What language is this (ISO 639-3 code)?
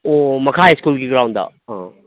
mni